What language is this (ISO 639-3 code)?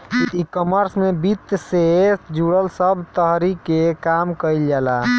bho